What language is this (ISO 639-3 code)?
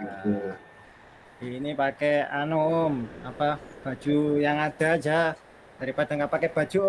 ind